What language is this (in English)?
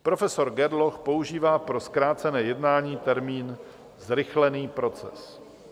Czech